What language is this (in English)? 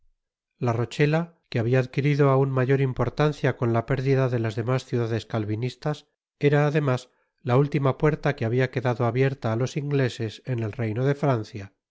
Spanish